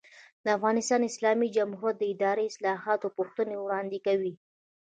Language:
Pashto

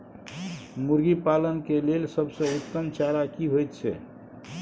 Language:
Maithili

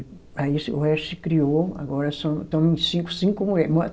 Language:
Portuguese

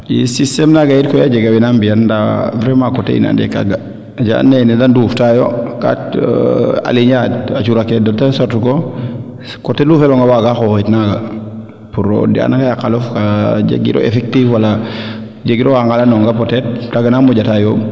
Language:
Serer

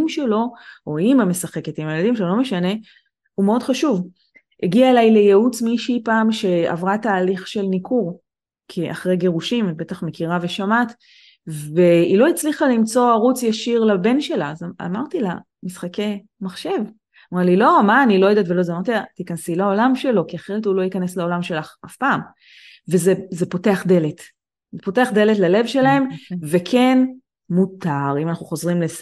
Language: Hebrew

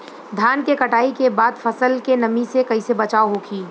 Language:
Bhojpuri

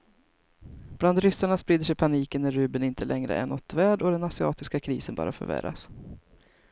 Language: Swedish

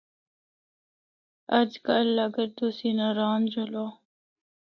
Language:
Northern Hindko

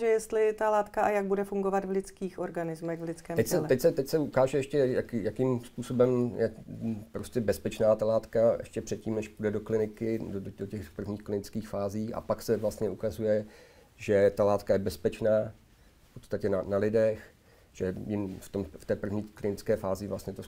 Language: Czech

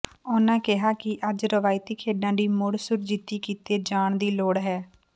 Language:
Punjabi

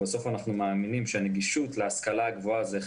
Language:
Hebrew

